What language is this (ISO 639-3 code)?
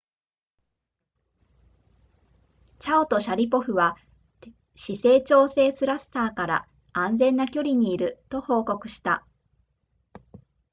jpn